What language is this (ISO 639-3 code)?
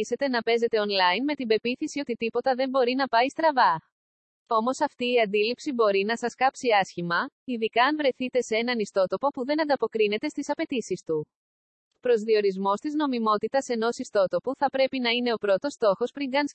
ell